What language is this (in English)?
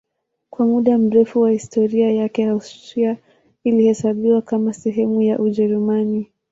Swahili